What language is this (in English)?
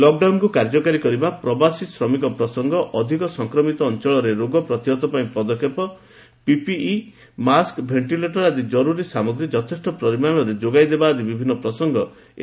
Odia